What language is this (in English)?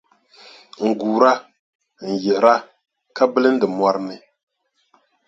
Dagbani